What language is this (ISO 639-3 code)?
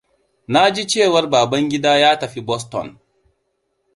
hau